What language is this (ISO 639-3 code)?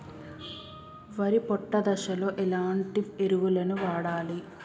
tel